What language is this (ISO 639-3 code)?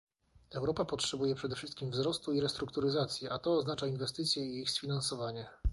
pol